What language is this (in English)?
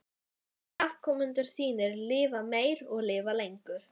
Icelandic